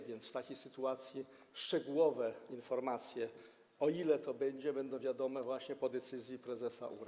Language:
Polish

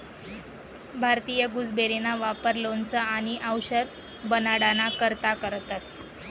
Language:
Marathi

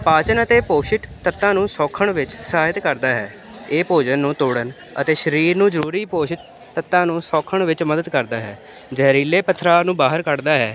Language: Punjabi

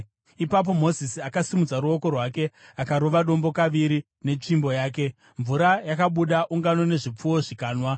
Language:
Shona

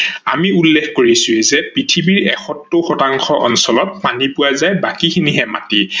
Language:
Assamese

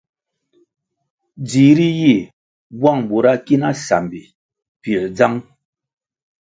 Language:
Kwasio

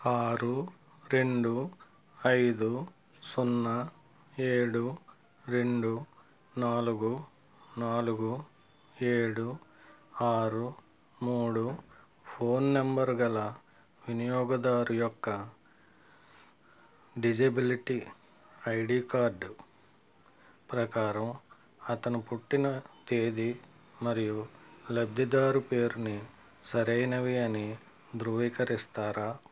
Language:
Telugu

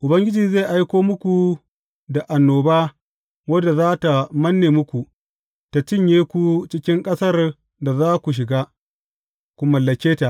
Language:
Hausa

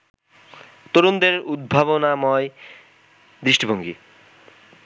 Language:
Bangla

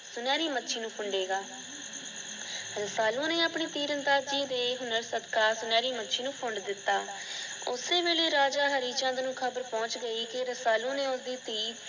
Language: Punjabi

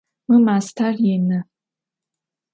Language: Adyghe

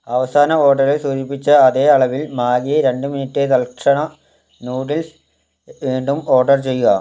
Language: Malayalam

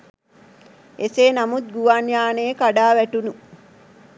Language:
Sinhala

